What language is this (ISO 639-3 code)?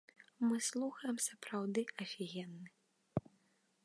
bel